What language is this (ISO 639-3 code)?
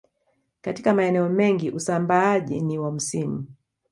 swa